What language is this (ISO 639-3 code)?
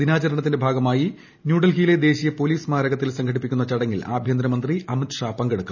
mal